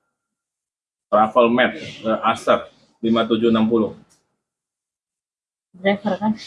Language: Indonesian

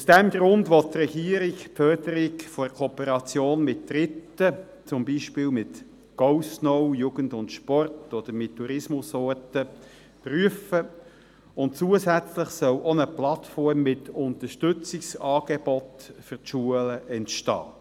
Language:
Swiss German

